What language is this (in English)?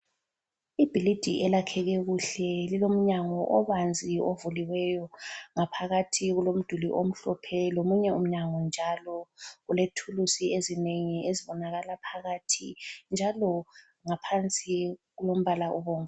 North Ndebele